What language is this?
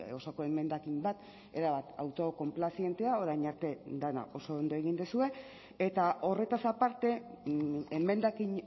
Basque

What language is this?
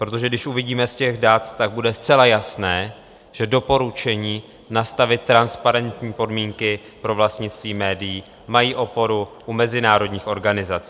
Czech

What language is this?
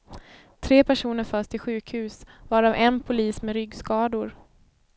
Swedish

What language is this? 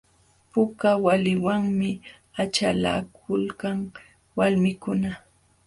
Jauja Wanca Quechua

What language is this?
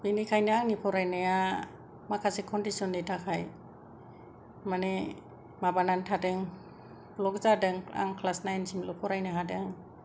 Bodo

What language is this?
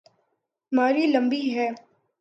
Urdu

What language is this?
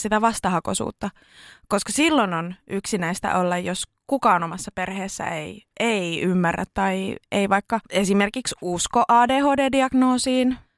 Finnish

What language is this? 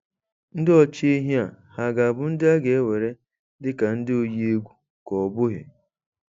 Igbo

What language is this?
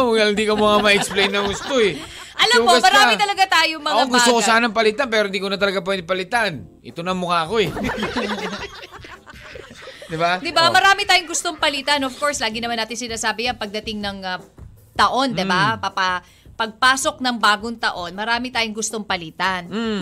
Filipino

